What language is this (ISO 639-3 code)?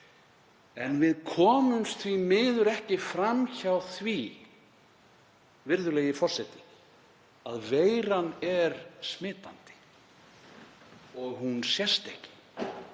isl